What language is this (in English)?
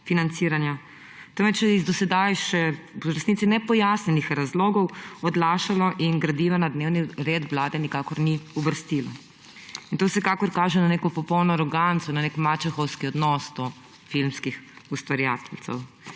Slovenian